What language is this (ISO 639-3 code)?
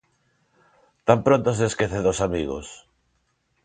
glg